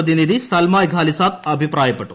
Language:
Malayalam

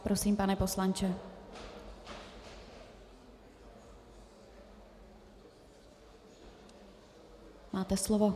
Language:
Czech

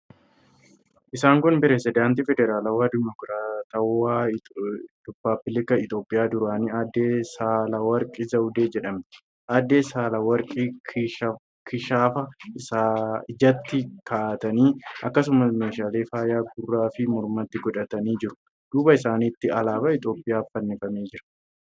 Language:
Oromo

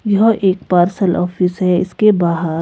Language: Hindi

